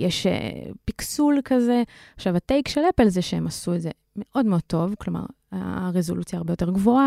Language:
Hebrew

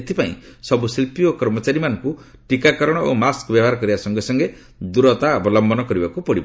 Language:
Odia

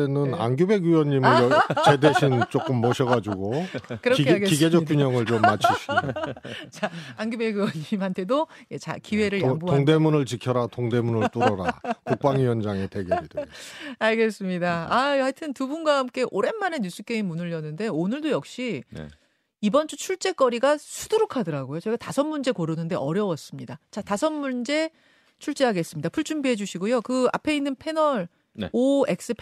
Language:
Korean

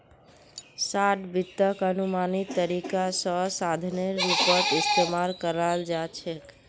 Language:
Magahi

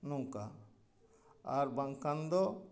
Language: Santali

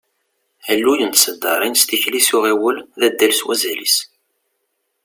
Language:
Kabyle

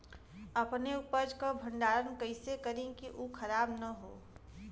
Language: Bhojpuri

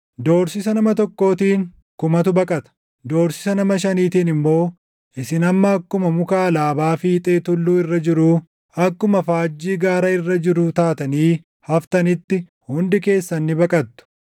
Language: Oromo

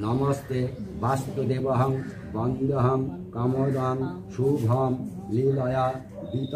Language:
Arabic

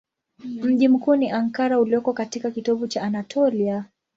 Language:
Swahili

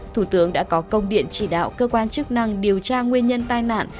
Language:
Vietnamese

